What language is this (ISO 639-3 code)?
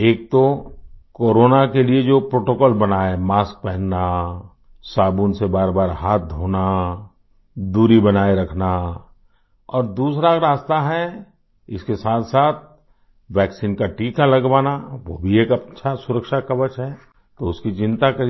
hin